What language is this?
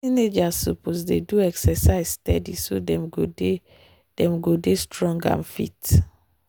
Nigerian Pidgin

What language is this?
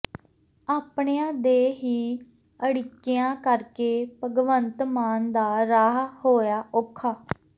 Punjabi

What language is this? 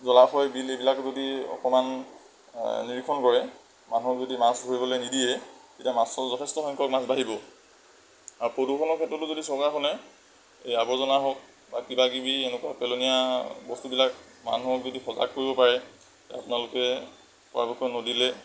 Assamese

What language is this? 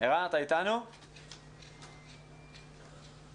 Hebrew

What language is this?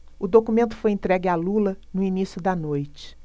Portuguese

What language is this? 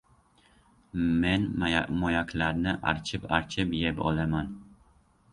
Uzbek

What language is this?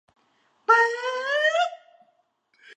Thai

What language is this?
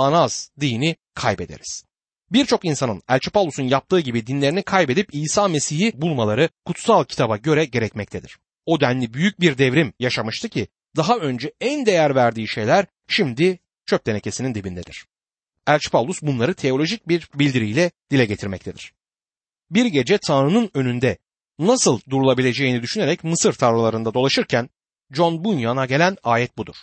Turkish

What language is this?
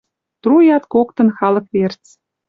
Western Mari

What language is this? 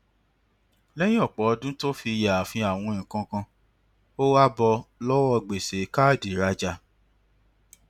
Yoruba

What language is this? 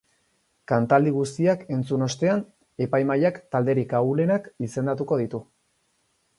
Basque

